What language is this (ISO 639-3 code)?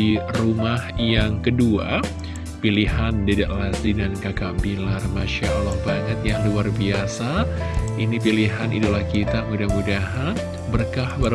ind